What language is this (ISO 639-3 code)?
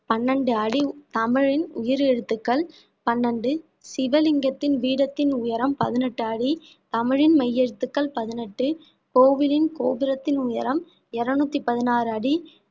tam